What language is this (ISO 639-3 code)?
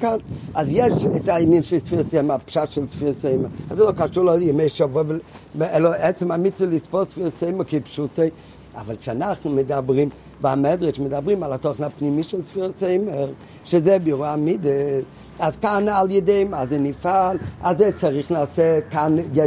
heb